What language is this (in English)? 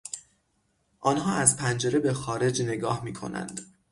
Persian